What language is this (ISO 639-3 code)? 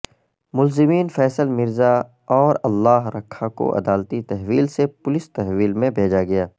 urd